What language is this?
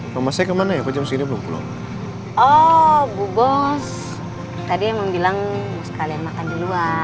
Indonesian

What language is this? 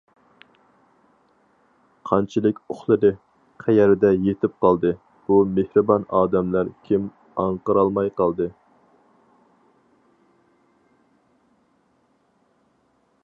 Uyghur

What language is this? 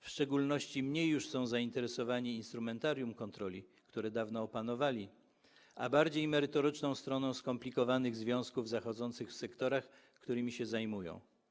Polish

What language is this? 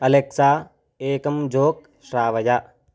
Sanskrit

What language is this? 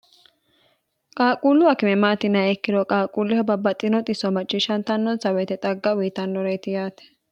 Sidamo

